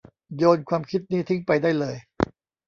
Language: Thai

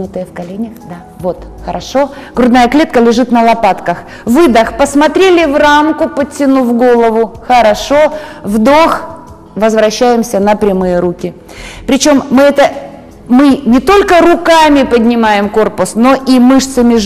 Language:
Russian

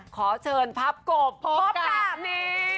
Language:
Thai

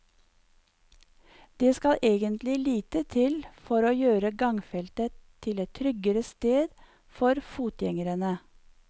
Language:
Norwegian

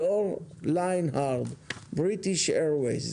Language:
Hebrew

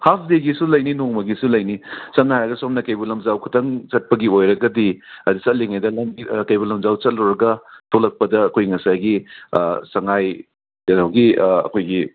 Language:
Manipuri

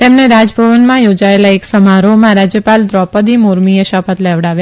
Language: Gujarati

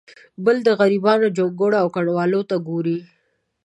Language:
Pashto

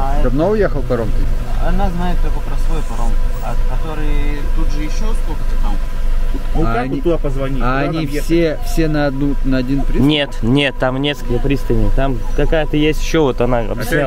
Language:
Russian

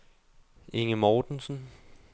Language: Danish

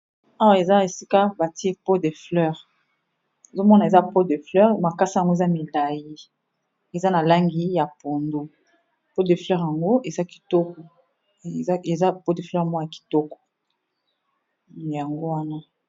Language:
Lingala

